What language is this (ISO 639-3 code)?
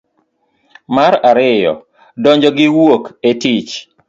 luo